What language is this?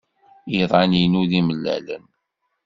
Kabyle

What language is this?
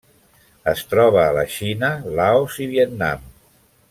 Catalan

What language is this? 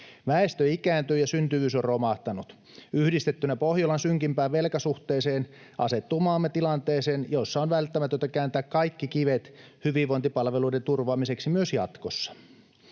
Finnish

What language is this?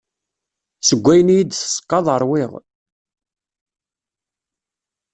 Kabyle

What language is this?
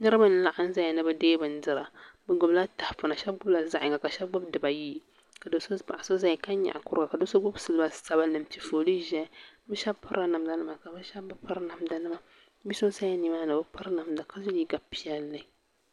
Dagbani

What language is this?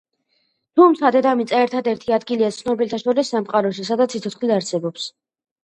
Georgian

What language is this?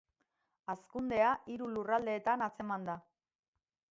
Basque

